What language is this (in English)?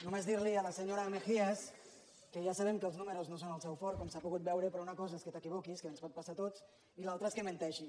Catalan